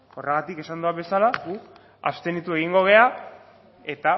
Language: Basque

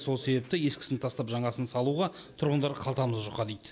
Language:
Kazakh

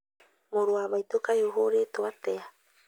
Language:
Kikuyu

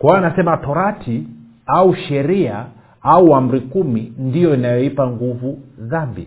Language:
Swahili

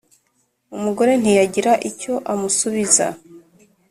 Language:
Kinyarwanda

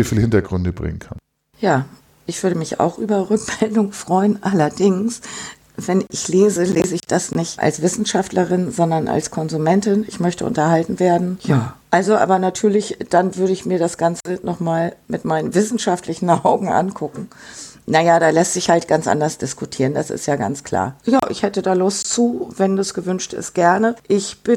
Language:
German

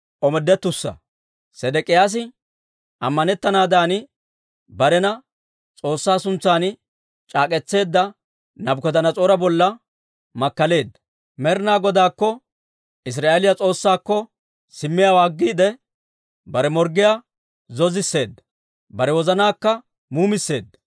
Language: Dawro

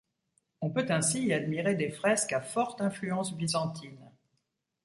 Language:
French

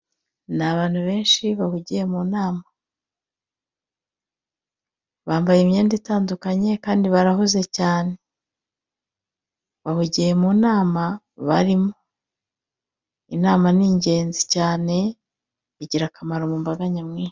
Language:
Kinyarwanda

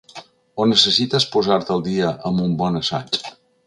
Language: Catalan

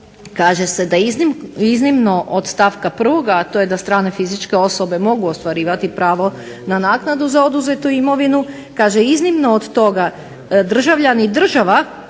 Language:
Croatian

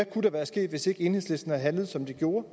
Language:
Danish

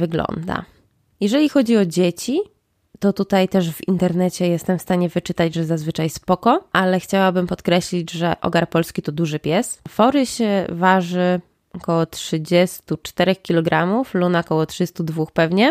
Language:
Polish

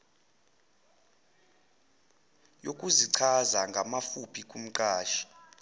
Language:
Zulu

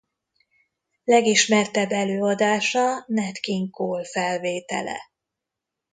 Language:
Hungarian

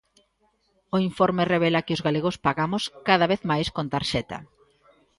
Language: Galician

